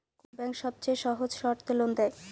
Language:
Bangla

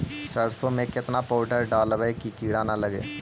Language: Magahi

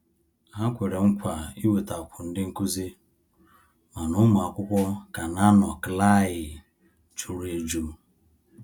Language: Igbo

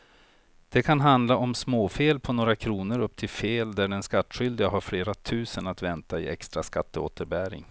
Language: Swedish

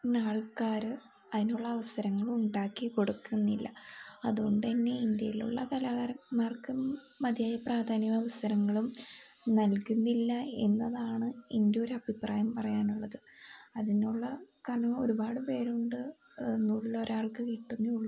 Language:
Malayalam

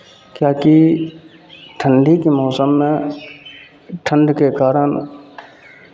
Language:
Maithili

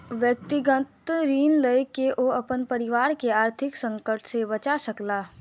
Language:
Maithili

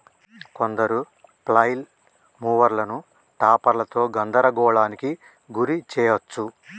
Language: Telugu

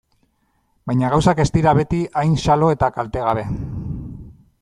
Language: Basque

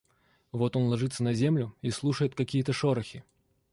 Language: Russian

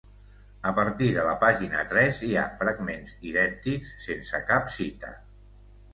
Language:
Catalan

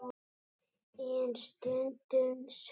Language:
Icelandic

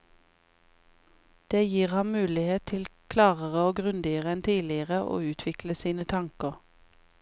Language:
Norwegian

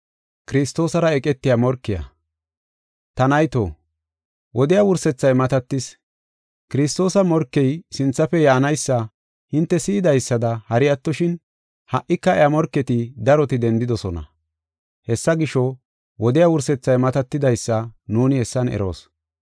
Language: Gofa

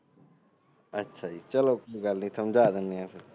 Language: Punjabi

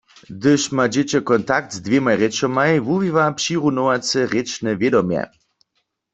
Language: Upper Sorbian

